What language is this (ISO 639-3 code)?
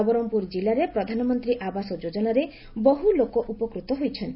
ori